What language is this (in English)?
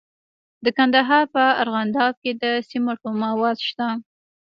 Pashto